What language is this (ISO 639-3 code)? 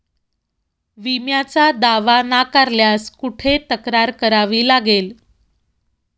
mar